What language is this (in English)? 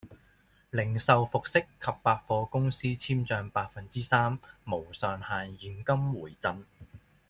Cantonese